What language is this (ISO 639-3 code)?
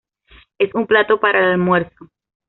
spa